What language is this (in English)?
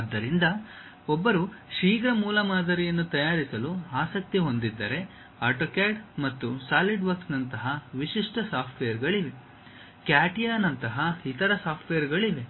Kannada